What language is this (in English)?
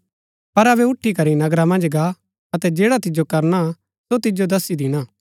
Gaddi